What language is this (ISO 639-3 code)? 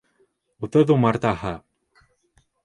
bak